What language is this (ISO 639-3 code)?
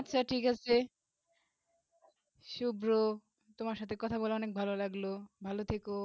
ben